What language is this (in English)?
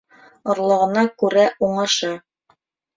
Bashkir